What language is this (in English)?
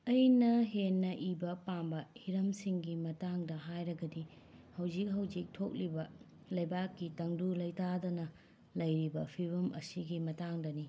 Manipuri